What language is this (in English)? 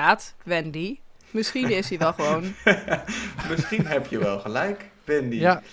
Dutch